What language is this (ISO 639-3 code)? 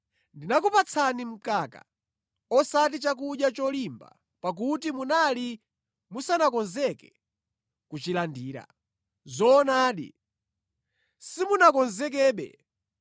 nya